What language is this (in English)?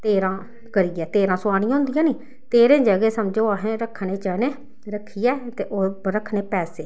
Dogri